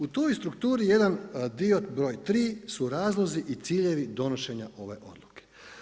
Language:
Croatian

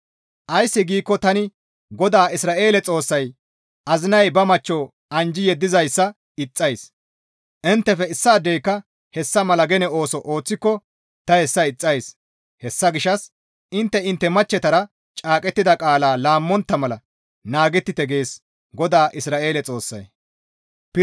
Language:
Gamo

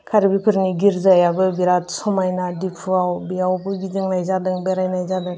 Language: Bodo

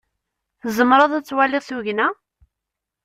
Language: Kabyle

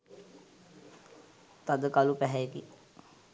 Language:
Sinhala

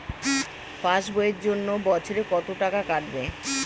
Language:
Bangla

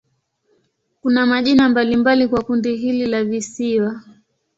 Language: Swahili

